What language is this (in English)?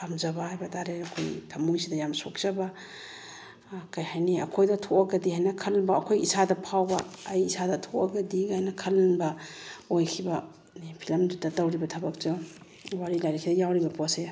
Manipuri